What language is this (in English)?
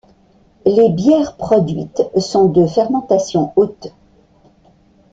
French